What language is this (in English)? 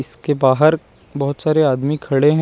Hindi